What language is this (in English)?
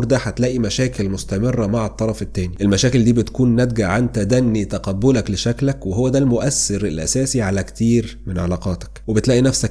Arabic